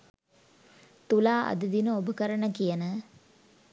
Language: Sinhala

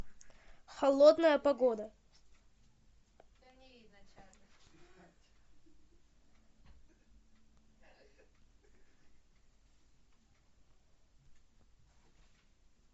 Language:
Russian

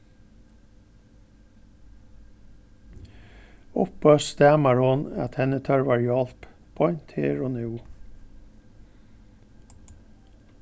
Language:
Faroese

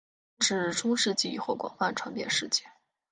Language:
Chinese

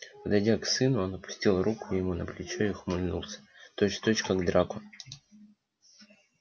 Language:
Russian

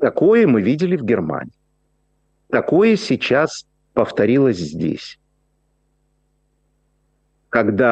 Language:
Russian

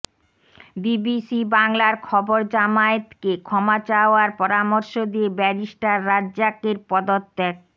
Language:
Bangla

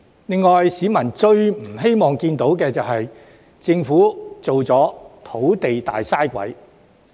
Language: Cantonese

